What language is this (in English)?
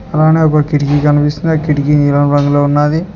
Telugu